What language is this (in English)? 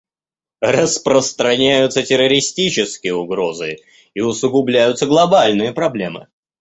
Russian